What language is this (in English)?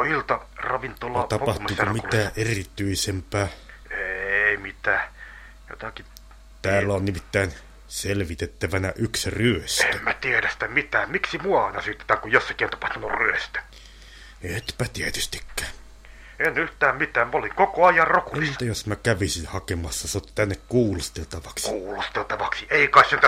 Finnish